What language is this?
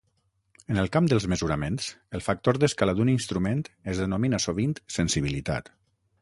Catalan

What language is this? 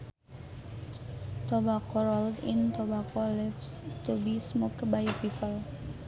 Sundanese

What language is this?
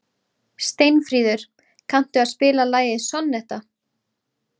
Icelandic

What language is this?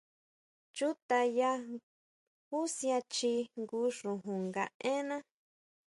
Huautla Mazatec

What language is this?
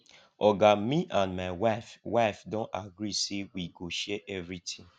Nigerian Pidgin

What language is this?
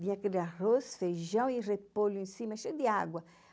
Portuguese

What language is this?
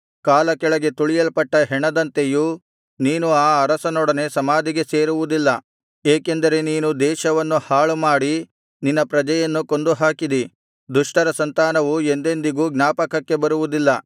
Kannada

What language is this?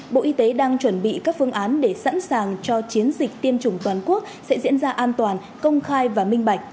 Vietnamese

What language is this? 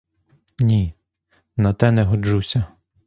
Ukrainian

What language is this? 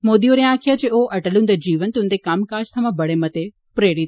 Dogri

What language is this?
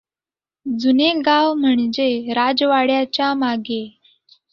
Marathi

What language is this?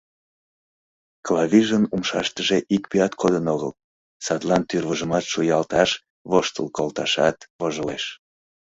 Mari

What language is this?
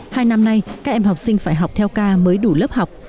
Vietnamese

